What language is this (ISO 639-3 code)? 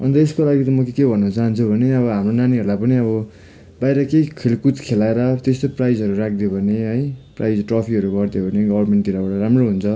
nep